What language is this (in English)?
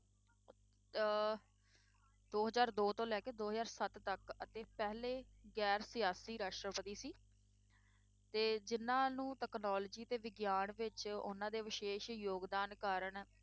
Punjabi